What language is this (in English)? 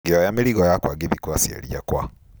Kikuyu